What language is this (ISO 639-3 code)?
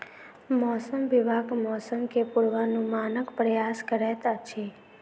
mai